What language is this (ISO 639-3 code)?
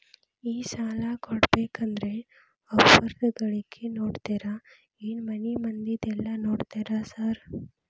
kan